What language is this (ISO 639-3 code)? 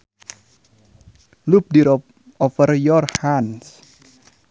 sun